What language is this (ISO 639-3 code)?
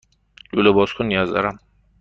fas